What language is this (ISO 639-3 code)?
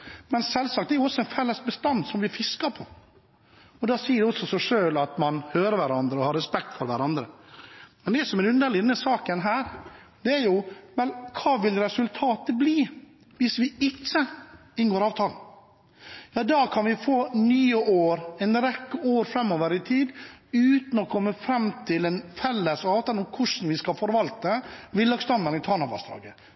nob